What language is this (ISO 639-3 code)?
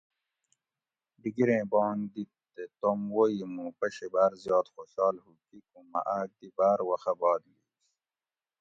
gwc